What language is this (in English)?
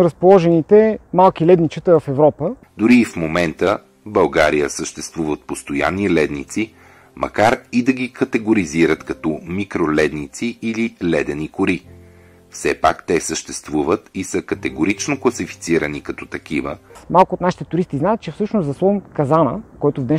Bulgarian